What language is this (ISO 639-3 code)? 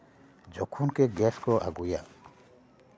sat